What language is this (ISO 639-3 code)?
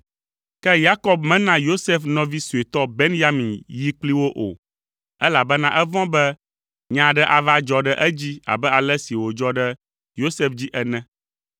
ewe